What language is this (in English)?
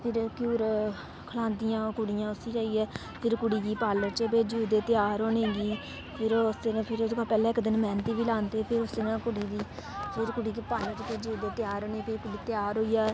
Dogri